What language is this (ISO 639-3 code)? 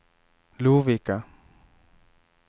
swe